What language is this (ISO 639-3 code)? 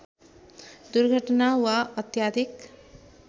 nep